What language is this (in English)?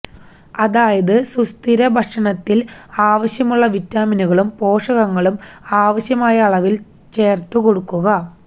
Malayalam